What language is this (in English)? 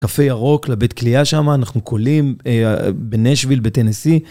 Hebrew